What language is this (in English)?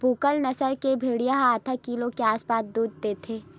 Chhattisgarhi